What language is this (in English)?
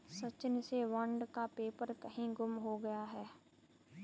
Hindi